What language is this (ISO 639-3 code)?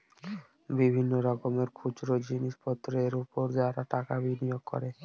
ben